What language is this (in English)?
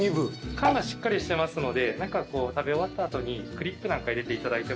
Japanese